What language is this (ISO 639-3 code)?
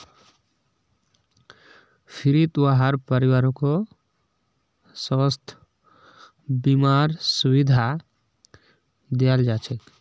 mag